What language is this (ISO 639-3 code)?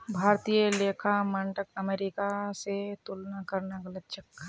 mag